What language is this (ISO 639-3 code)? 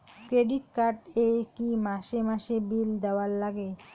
ben